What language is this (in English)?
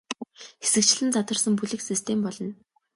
Mongolian